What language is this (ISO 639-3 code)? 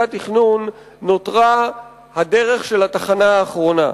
heb